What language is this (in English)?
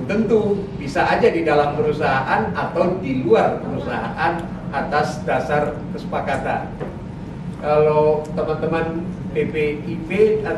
Indonesian